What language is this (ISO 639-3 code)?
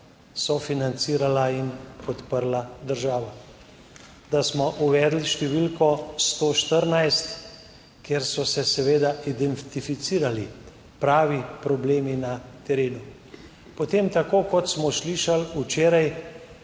slv